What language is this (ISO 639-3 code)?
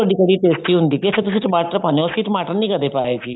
pan